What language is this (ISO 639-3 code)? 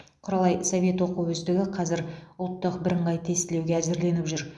kaz